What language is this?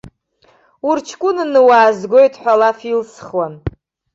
Abkhazian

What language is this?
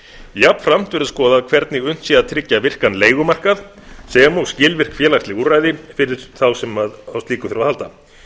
Icelandic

